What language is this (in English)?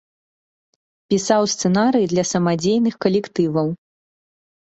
Belarusian